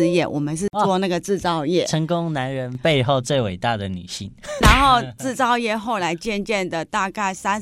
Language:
Chinese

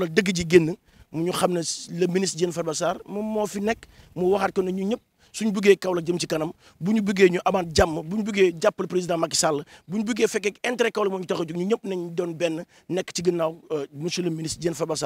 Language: French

